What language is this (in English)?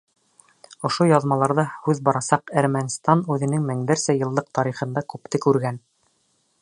Bashkir